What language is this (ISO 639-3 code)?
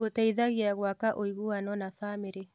kik